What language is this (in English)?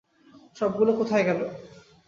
Bangla